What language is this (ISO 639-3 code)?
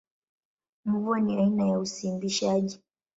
swa